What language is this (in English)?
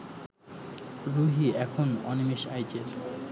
Bangla